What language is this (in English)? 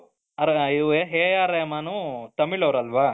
Kannada